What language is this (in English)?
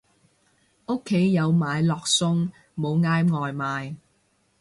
Cantonese